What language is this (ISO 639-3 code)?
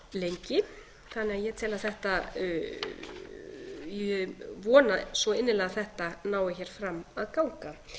isl